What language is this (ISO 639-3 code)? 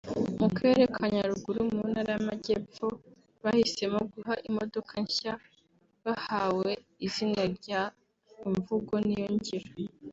kin